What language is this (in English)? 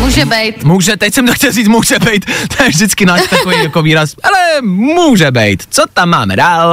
Czech